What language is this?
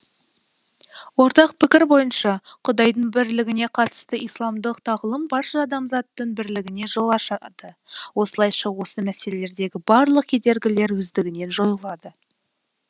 Kazakh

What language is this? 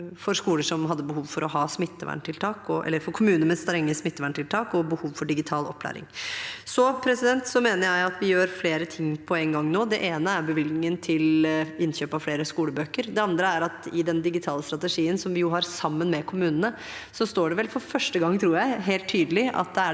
Norwegian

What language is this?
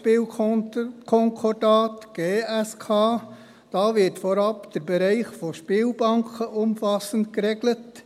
Swiss German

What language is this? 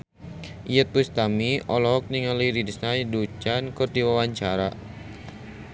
Sundanese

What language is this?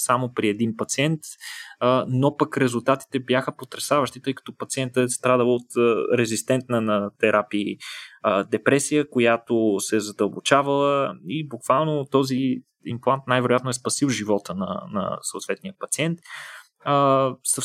Bulgarian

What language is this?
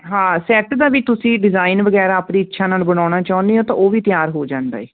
Punjabi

